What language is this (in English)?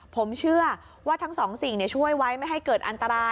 Thai